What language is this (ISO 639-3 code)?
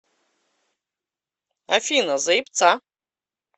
rus